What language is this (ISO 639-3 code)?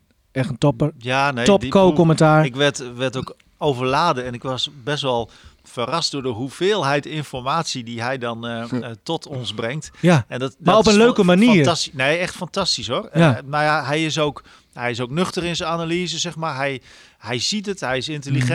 nld